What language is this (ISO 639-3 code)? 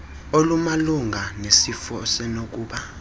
xho